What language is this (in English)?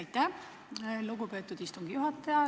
Estonian